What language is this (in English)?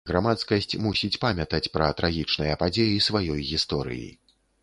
Belarusian